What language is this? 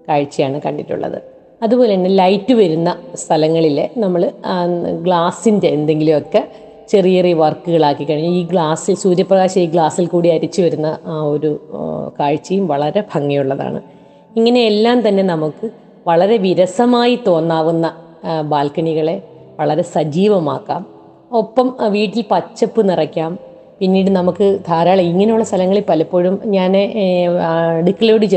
Malayalam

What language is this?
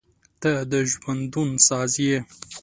Pashto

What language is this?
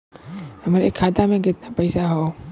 Bhojpuri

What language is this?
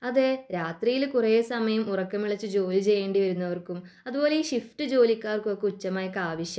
Malayalam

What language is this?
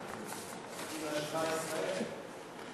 Hebrew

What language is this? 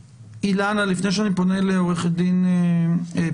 Hebrew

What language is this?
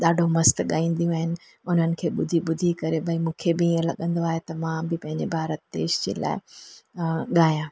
Sindhi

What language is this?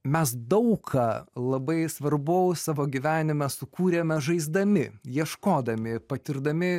Lithuanian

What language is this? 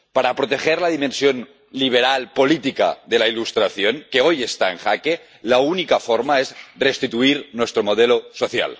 Spanish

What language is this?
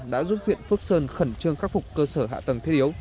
Vietnamese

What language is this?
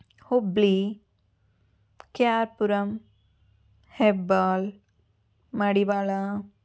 Telugu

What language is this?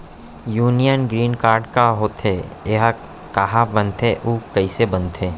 Chhattisgarhi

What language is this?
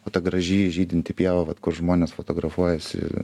Lithuanian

